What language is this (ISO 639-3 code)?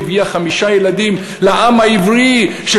heb